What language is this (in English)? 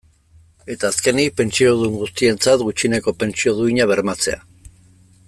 Basque